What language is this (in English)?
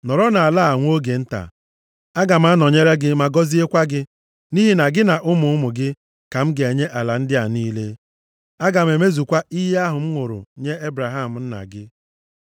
Igbo